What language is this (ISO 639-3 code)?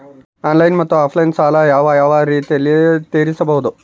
kan